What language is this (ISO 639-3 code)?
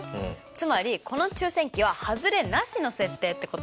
jpn